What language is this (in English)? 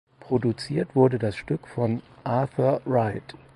German